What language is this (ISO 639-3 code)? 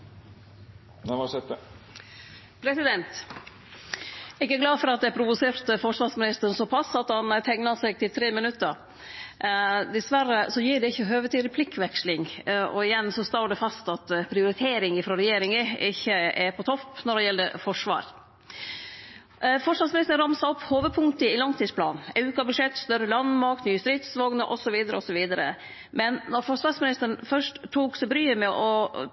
nno